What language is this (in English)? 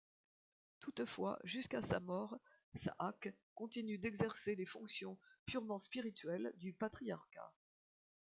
French